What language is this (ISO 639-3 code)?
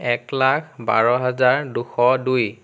asm